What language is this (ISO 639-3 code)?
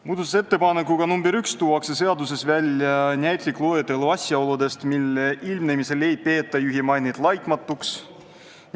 est